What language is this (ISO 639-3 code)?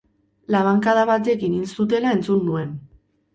eus